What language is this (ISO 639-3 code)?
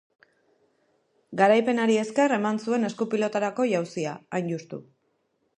eus